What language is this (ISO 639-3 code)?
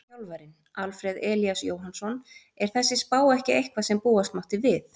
isl